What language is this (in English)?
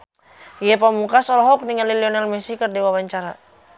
Sundanese